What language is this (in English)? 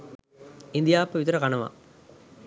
Sinhala